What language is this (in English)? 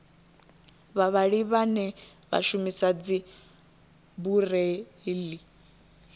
Venda